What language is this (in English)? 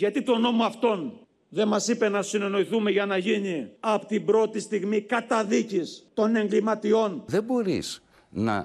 Greek